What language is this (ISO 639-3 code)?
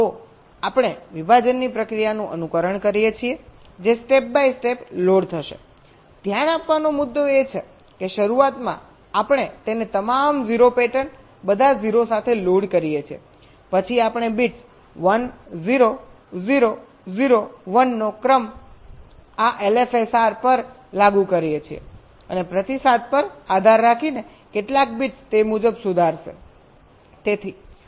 guj